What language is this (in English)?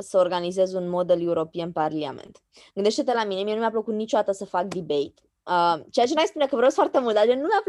Romanian